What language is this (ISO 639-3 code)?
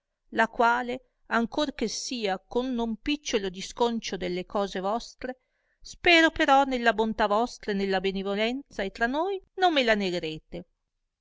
ita